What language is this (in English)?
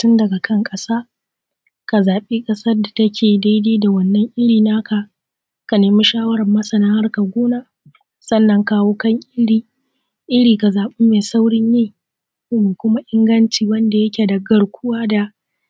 Hausa